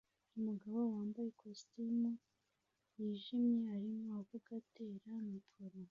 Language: Kinyarwanda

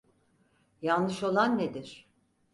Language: Turkish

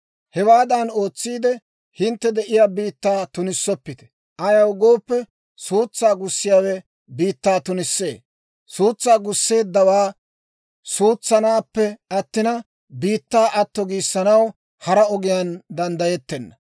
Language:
Dawro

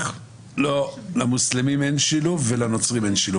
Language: Hebrew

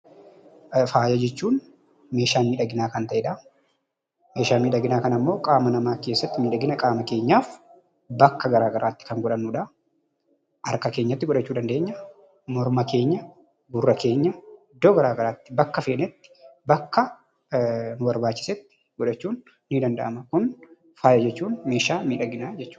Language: Oromo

